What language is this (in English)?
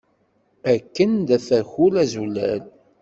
Kabyle